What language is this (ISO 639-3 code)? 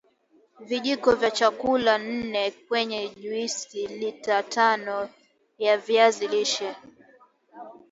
swa